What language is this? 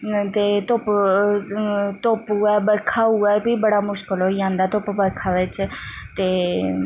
Dogri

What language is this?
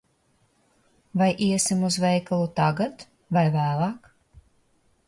Latvian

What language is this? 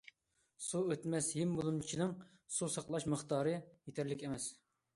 Uyghur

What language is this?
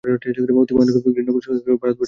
Bangla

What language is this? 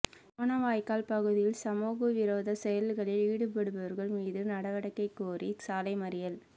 Tamil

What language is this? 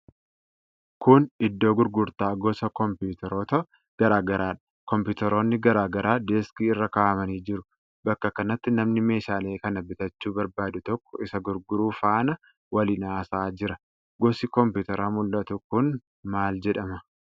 Oromo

